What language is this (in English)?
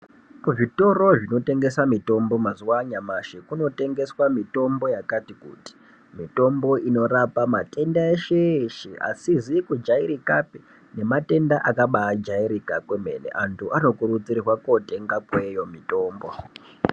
Ndau